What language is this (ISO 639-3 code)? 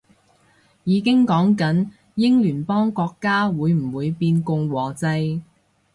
yue